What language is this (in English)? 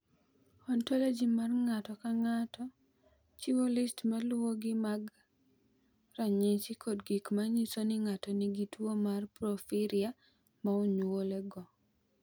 Luo (Kenya and Tanzania)